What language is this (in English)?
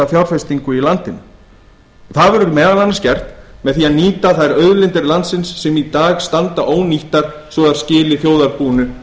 Icelandic